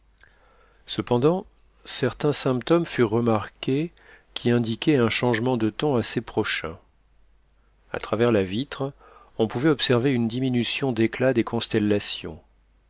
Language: French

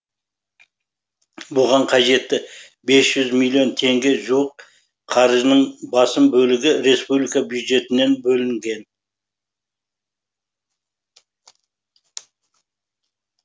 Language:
Kazakh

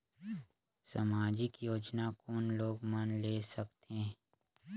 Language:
Chhattisgarhi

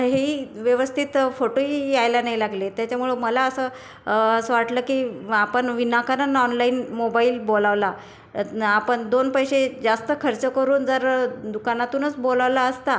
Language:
Marathi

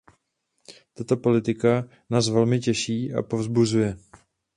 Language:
Czech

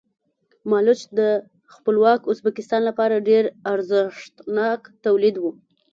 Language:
Pashto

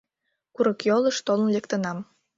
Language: Mari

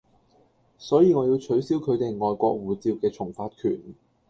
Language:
Cantonese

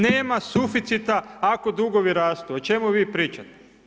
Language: Croatian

